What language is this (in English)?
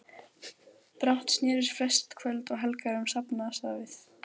Icelandic